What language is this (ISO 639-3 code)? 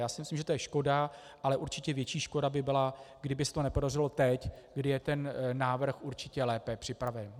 ces